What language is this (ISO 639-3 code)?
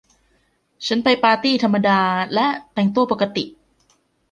tha